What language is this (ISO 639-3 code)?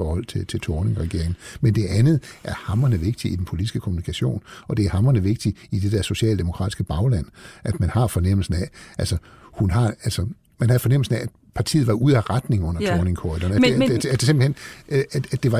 dan